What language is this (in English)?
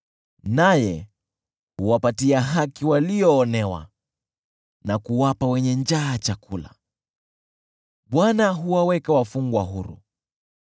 Swahili